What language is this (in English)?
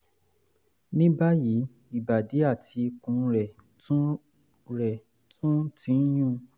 Yoruba